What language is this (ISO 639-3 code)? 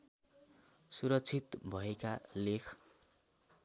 nep